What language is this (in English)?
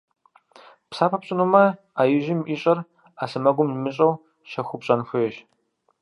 Kabardian